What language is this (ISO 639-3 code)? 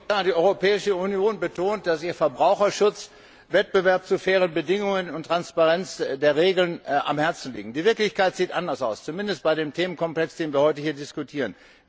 deu